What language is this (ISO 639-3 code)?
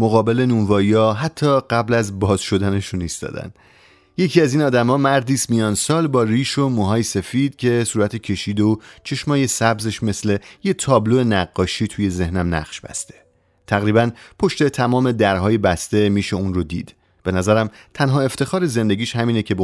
fas